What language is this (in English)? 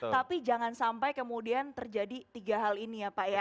Indonesian